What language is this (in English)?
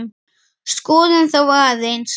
Icelandic